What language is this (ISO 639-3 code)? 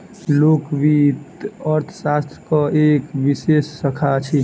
mai